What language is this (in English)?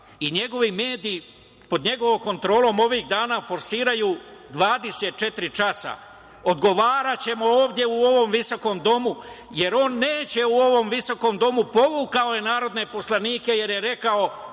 Serbian